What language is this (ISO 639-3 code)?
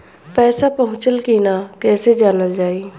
bho